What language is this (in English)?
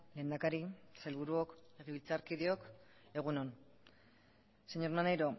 Basque